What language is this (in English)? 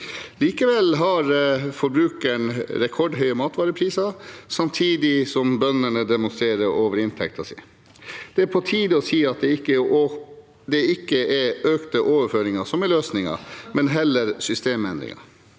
Norwegian